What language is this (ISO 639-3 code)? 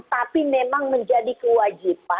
ind